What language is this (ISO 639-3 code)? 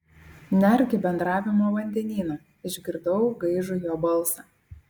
lit